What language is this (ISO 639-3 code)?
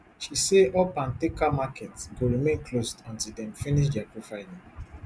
pcm